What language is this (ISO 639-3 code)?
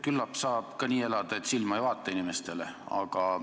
est